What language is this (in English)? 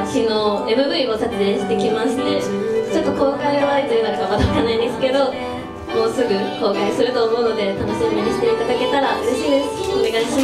Japanese